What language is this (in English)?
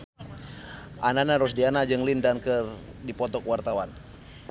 Sundanese